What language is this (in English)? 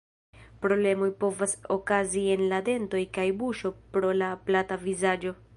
Esperanto